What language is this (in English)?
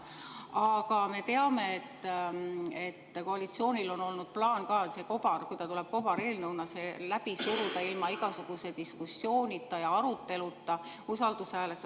Estonian